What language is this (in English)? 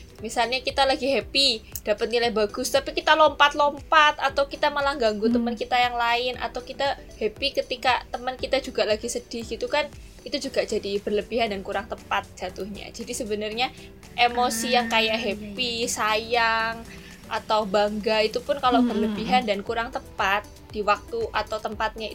Indonesian